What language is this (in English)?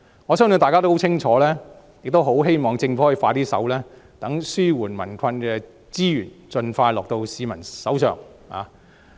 Cantonese